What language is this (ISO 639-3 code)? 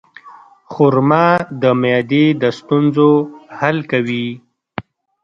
pus